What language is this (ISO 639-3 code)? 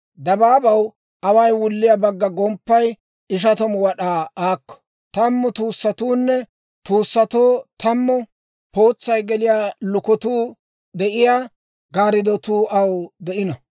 dwr